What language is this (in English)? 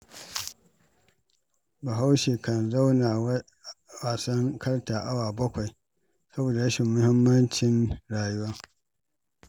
Hausa